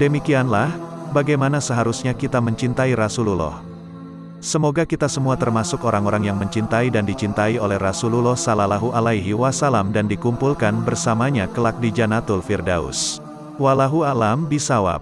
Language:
Indonesian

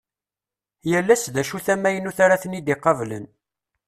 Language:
Kabyle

